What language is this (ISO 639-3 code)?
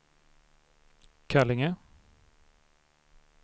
swe